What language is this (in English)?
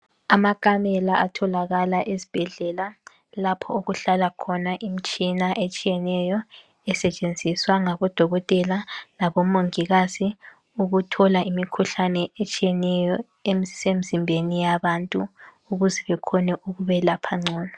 North Ndebele